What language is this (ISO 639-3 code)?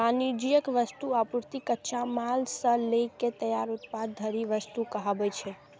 mai